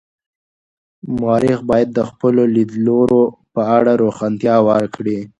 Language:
Pashto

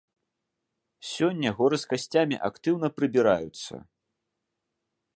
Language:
Belarusian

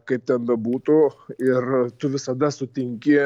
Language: Lithuanian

